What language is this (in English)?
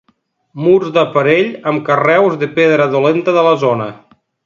Catalan